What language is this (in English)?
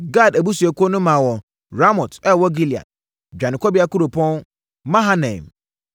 Akan